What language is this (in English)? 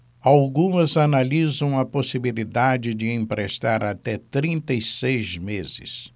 Portuguese